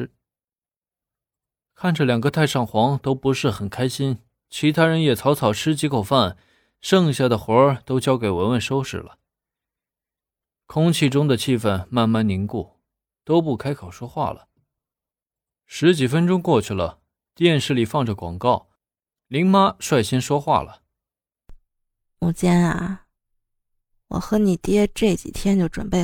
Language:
Chinese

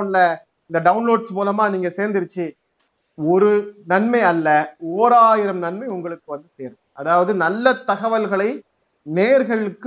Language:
Tamil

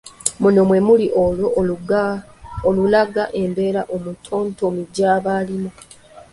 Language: Ganda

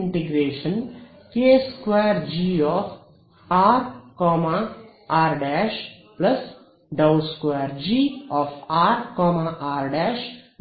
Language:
Kannada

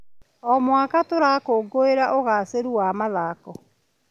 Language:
Kikuyu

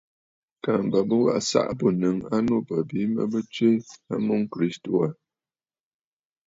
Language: Bafut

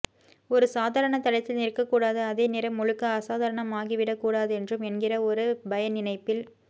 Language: Tamil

